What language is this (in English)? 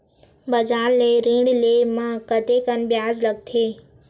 Chhattisgarhi